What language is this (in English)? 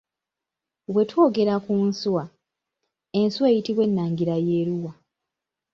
Ganda